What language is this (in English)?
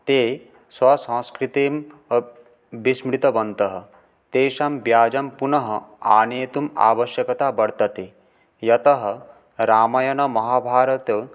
Sanskrit